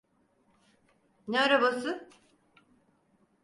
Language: Turkish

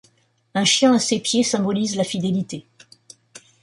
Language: French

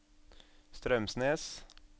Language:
Norwegian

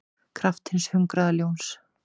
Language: Icelandic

